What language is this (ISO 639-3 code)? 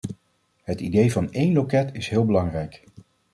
nld